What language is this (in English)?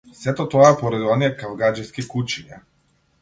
Macedonian